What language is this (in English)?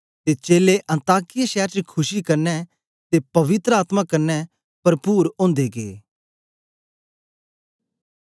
Dogri